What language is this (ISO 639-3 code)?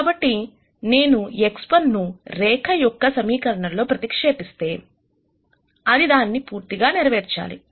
tel